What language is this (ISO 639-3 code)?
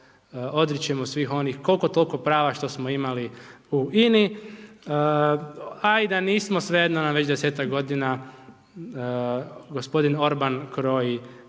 hrv